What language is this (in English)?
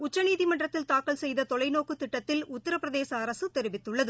Tamil